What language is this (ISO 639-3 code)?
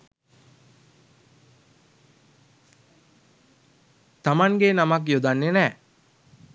sin